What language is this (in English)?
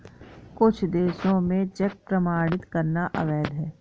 Hindi